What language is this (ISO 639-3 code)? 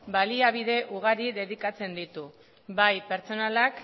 eus